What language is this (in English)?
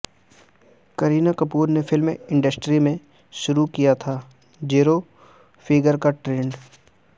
Urdu